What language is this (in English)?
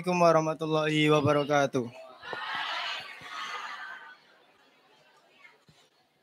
Indonesian